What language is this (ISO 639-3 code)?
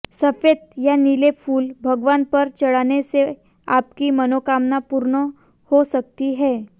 hin